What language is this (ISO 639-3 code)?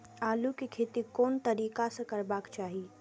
mai